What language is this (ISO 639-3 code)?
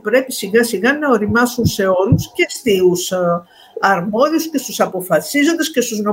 ell